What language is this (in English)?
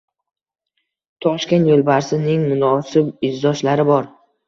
Uzbek